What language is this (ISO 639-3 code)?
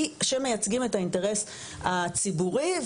heb